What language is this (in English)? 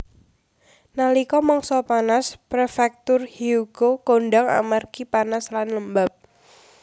Javanese